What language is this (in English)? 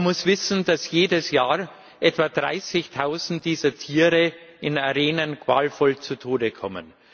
German